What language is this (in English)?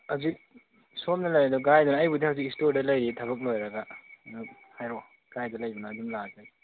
Manipuri